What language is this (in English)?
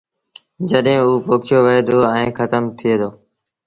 Sindhi Bhil